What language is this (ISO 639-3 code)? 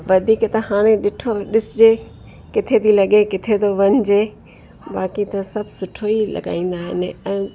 snd